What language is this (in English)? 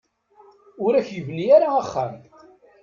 Kabyle